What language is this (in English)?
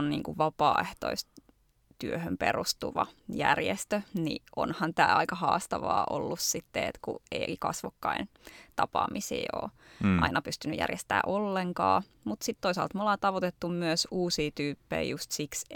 Finnish